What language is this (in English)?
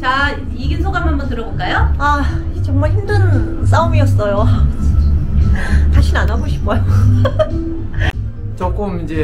Korean